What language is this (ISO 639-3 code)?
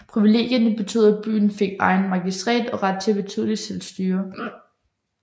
dan